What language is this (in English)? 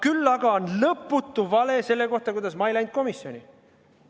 Estonian